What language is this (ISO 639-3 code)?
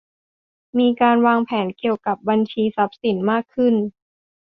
tha